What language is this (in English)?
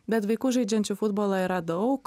Lithuanian